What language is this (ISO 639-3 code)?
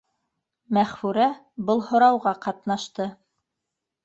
bak